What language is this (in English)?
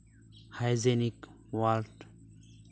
Santali